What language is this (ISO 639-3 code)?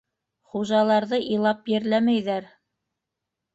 bak